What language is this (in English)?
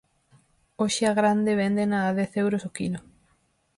Galician